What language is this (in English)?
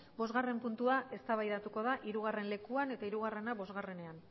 Basque